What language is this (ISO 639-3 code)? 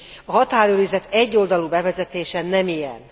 hun